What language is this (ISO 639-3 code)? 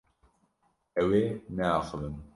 kur